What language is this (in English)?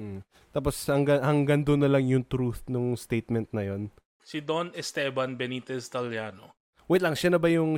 Filipino